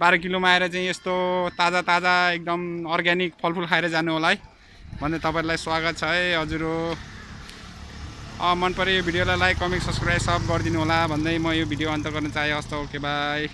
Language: Indonesian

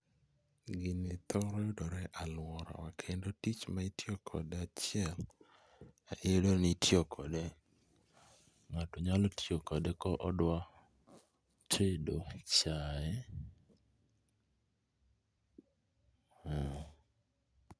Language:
Luo (Kenya and Tanzania)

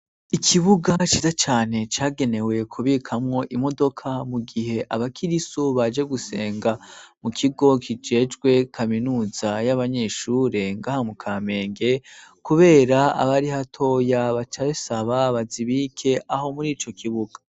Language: Rundi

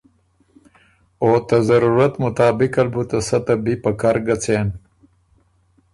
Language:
Ormuri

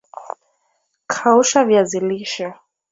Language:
Swahili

